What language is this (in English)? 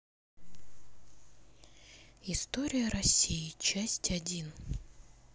Russian